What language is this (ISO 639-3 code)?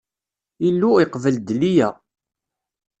kab